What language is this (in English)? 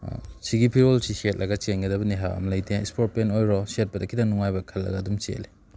Manipuri